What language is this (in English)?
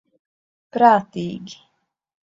Latvian